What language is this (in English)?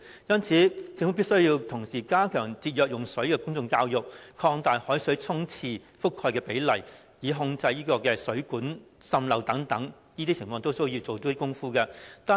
Cantonese